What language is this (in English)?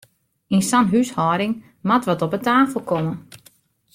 Western Frisian